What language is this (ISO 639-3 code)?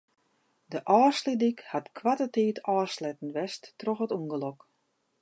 fry